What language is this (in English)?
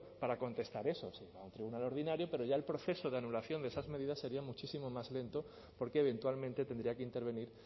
Spanish